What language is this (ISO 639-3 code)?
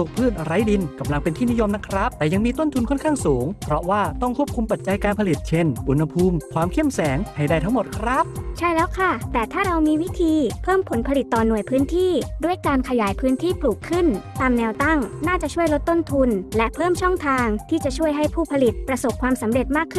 tha